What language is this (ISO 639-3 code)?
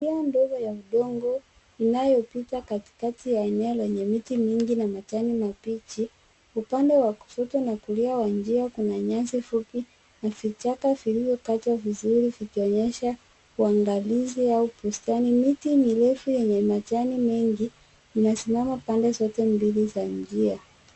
swa